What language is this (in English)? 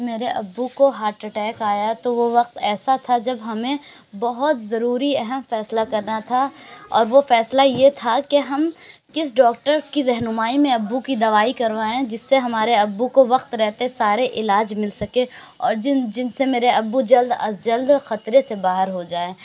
Urdu